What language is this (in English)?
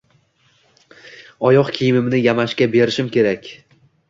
Uzbek